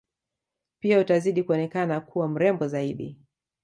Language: Swahili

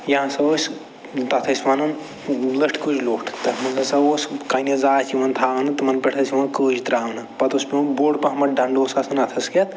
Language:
Kashmiri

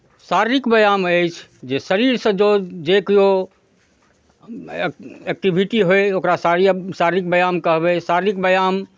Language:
Maithili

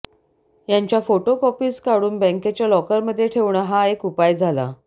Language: Marathi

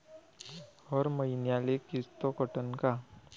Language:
Marathi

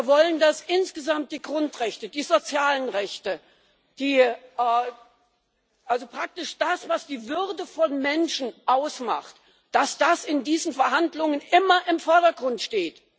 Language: German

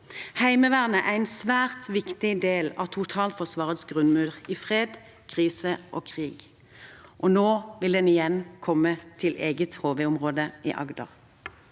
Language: Norwegian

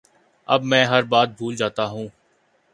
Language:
Urdu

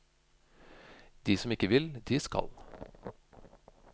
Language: Norwegian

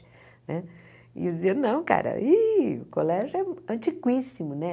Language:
Portuguese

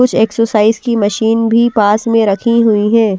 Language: Hindi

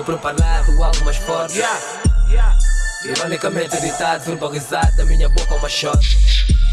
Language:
Portuguese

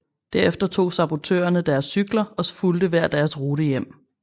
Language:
Danish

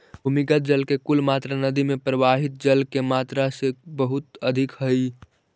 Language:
Magahi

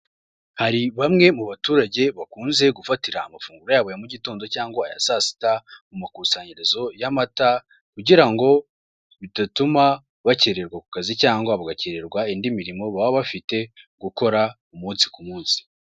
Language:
Kinyarwanda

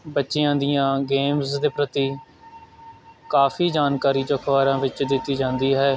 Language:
Punjabi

